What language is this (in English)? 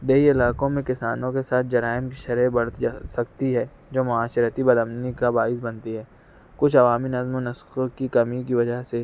Urdu